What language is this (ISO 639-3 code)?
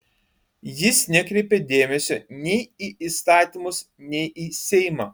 lit